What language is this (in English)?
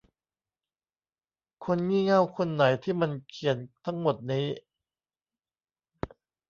Thai